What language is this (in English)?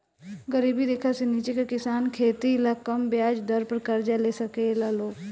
Bhojpuri